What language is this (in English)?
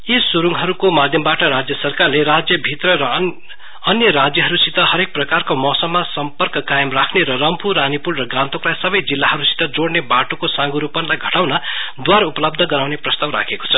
Nepali